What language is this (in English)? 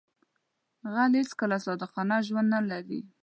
Pashto